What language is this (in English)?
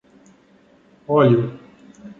Portuguese